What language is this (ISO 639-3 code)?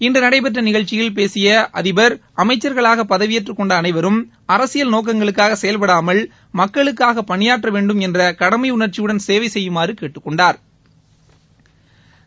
tam